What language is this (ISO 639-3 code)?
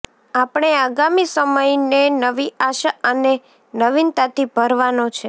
guj